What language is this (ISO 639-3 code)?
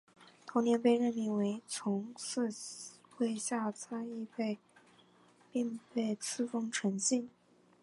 zho